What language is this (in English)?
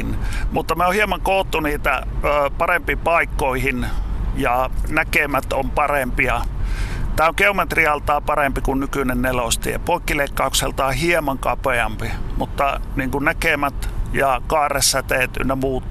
Finnish